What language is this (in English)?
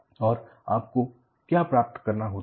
Hindi